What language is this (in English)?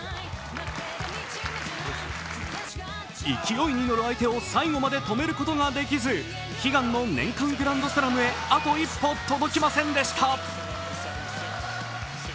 Japanese